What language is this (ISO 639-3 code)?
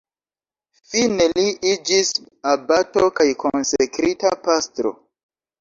epo